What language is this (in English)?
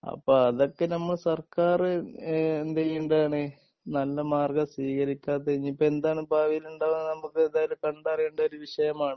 Malayalam